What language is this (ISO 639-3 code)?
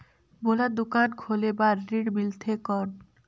hne